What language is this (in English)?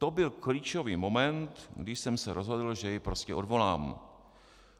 Czech